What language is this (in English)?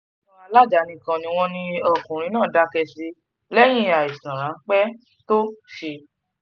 Yoruba